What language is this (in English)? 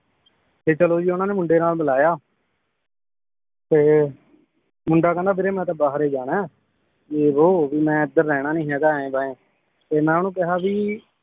Punjabi